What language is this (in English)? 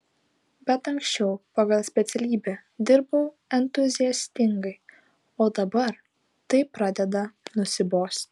Lithuanian